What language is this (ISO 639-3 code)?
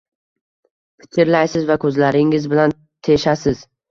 uzb